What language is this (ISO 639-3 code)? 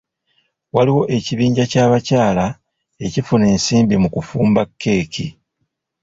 lug